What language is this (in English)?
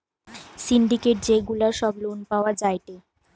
Bangla